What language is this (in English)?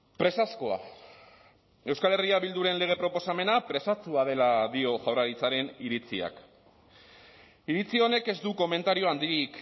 Basque